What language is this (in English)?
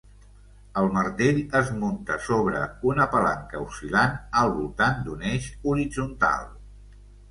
Catalan